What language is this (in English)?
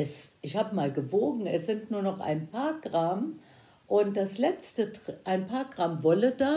German